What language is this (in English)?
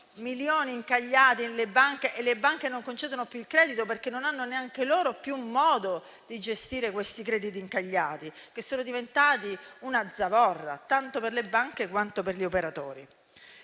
Italian